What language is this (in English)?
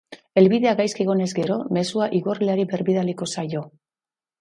Basque